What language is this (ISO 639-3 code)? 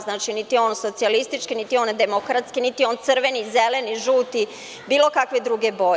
srp